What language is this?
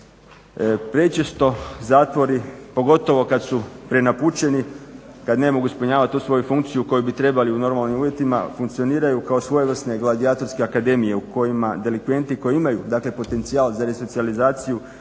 Croatian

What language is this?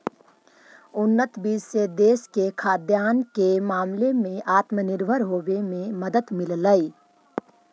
Magahi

